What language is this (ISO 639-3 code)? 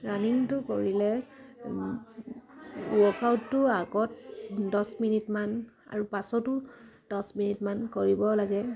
asm